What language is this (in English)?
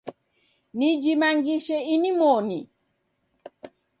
Taita